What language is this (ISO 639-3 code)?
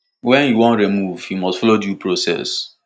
pcm